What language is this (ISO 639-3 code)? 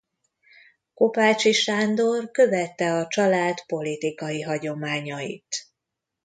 hun